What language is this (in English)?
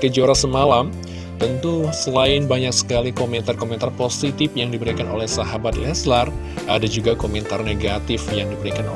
Indonesian